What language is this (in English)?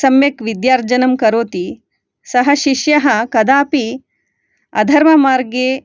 Sanskrit